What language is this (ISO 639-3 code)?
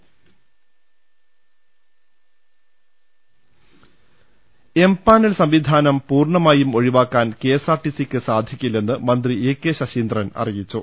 mal